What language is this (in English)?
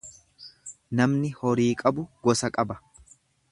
Oromo